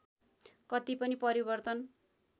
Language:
Nepali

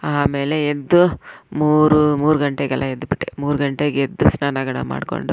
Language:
Kannada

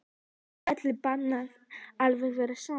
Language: Icelandic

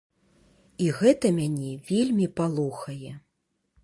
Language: Belarusian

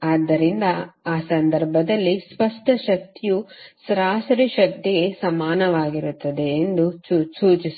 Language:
Kannada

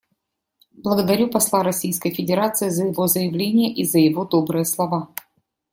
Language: Russian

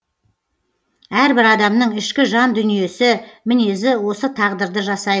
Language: Kazakh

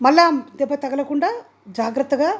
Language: Telugu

